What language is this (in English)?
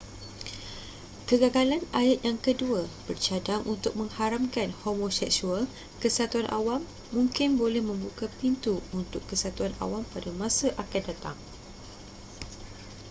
Malay